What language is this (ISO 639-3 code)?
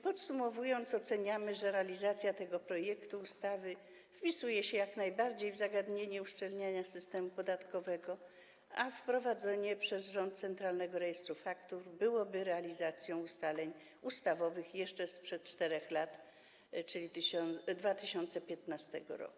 pol